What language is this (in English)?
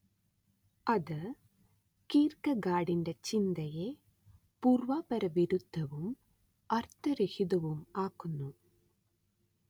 Malayalam